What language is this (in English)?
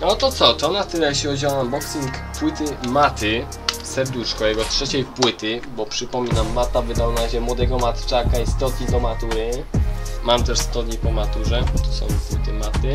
Polish